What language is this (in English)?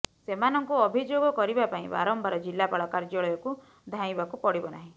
Odia